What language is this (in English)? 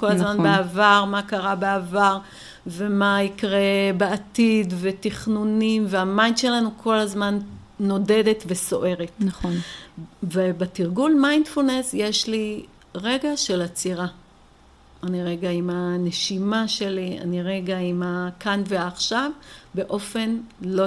Hebrew